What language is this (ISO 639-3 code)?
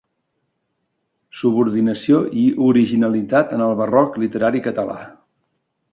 cat